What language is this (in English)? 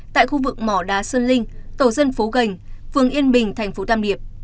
Vietnamese